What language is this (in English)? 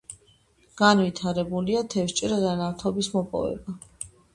Georgian